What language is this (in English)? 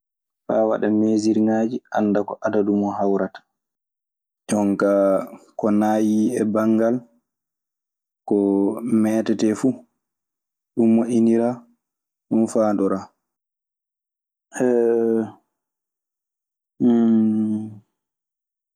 Maasina Fulfulde